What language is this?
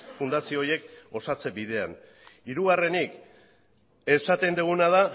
Basque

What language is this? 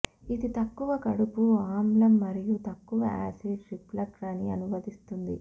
Telugu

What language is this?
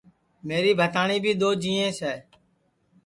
Sansi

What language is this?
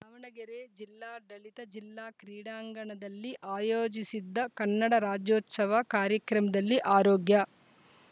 Kannada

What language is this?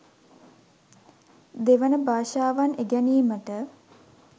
Sinhala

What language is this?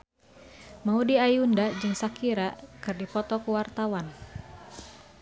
Sundanese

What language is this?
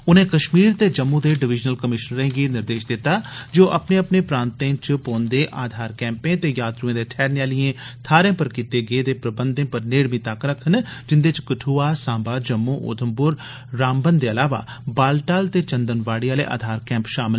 Dogri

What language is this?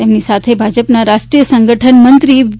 Gujarati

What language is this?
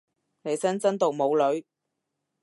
Cantonese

